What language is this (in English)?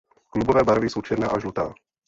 Czech